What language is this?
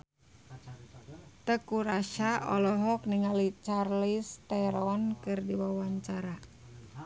Sundanese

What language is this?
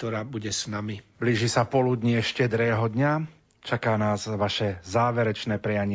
Slovak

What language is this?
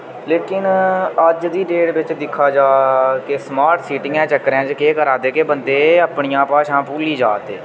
Dogri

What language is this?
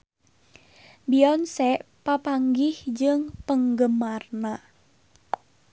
Sundanese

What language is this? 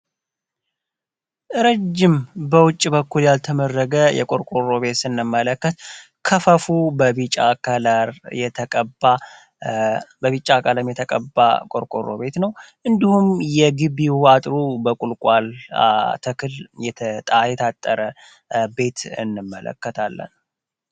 Amharic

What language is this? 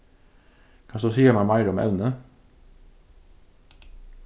Faroese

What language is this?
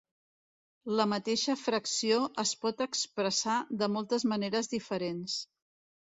Catalan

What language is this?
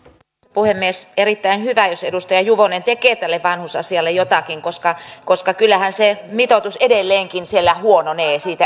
Finnish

